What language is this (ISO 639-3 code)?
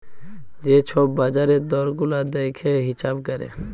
ben